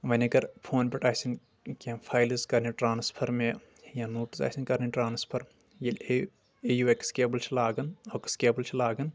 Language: Kashmiri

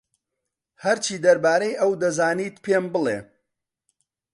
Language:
Central Kurdish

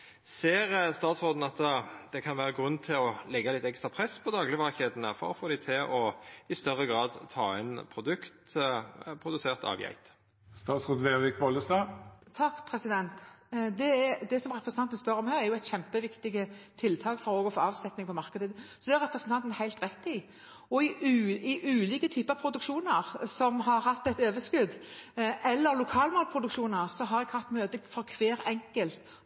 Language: Norwegian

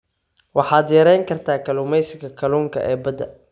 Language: Somali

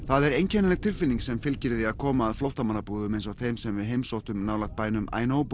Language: Icelandic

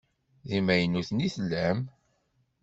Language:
Kabyle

